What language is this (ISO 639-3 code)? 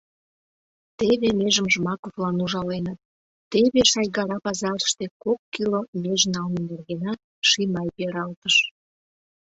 chm